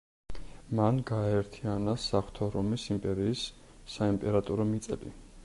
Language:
Georgian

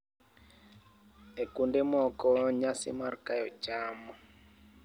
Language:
Luo (Kenya and Tanzania)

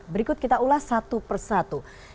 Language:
Indonesian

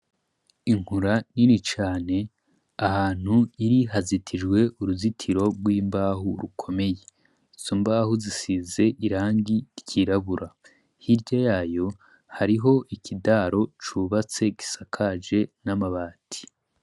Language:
Rundi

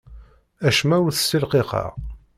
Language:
Kabyle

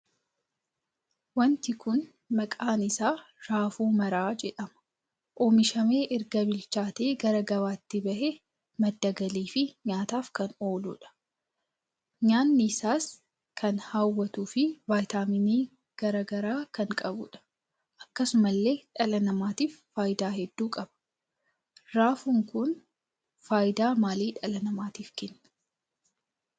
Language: Oromo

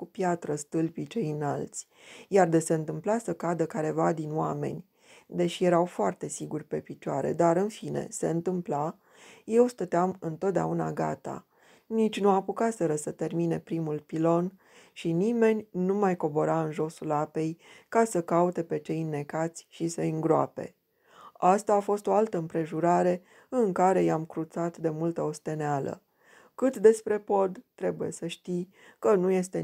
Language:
Romanian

